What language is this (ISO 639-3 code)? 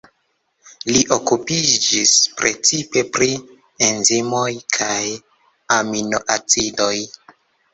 epo